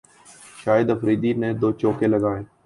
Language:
Urdu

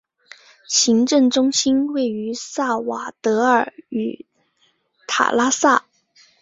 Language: Chinese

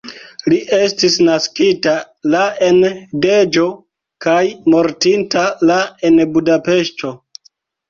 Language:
Esperanto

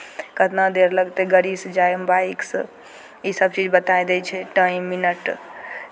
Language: Maithili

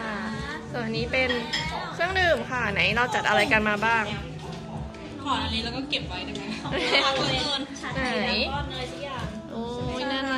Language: Thai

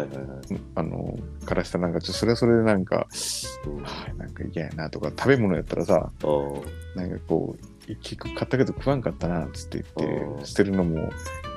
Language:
Japanese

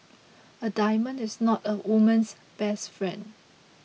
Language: English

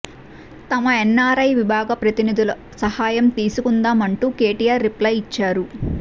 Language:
Telugu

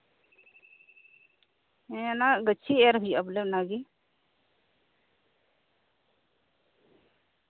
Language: Santali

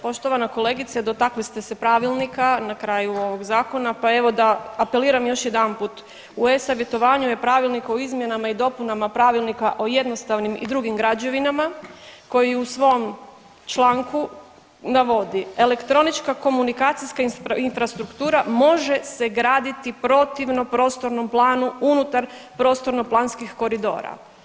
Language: Croatian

